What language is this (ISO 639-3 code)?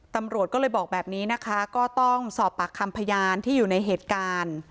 tha